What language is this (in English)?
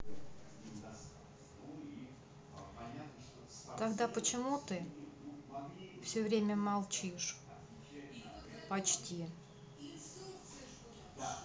Russian